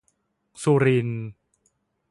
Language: Thai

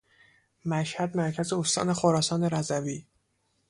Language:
Persian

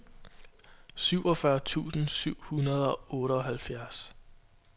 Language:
Danish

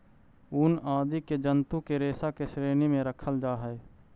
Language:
Magahi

